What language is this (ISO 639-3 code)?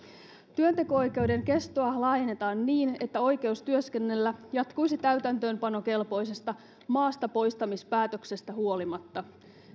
fin